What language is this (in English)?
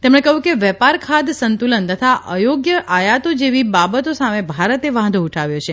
Gujarati